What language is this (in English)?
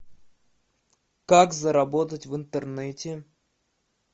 Russian